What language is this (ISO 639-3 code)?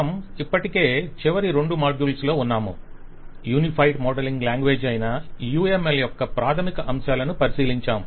tel